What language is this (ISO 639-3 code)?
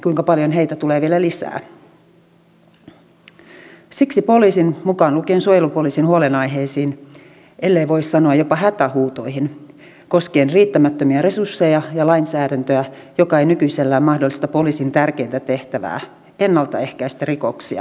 fin